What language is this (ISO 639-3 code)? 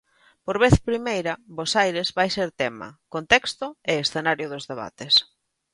glg